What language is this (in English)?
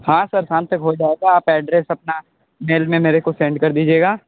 Hindi